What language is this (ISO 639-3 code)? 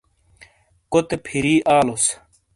scl